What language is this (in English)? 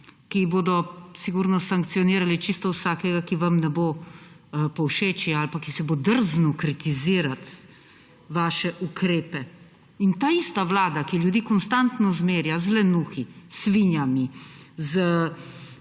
Slovenian